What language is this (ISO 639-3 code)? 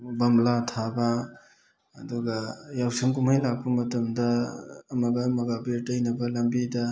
mni